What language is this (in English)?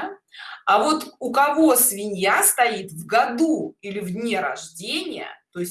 Russian